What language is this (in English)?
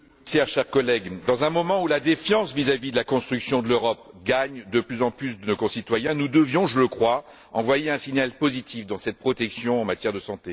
French